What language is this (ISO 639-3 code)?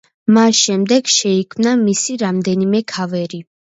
kat